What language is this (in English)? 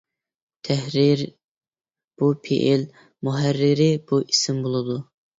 Uyghur